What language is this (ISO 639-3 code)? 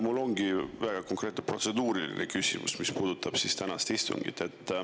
est